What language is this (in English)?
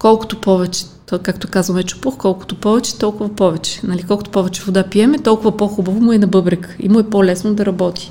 Bulgarian